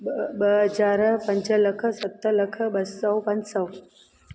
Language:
Sindhi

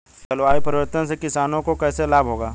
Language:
Hindi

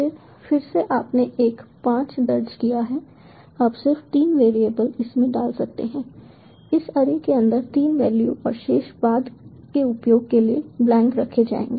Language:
Hindi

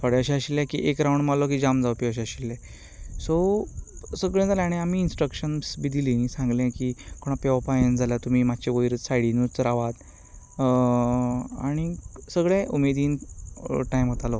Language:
Konkani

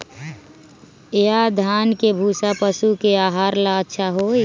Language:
Magahi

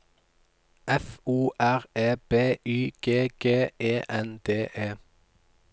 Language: Norwegian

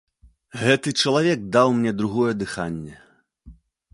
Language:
Belarusian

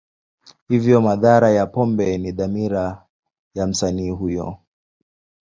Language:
Swahili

